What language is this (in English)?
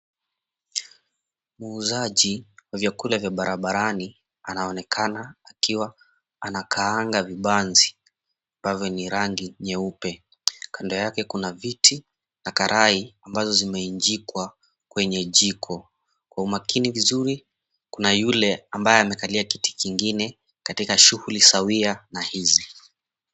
Swahili